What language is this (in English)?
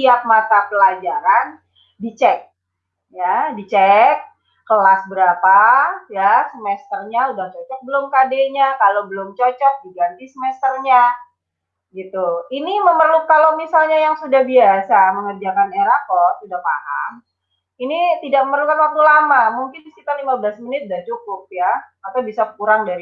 Indonesian